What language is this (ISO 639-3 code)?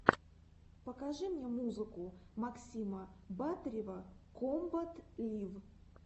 rus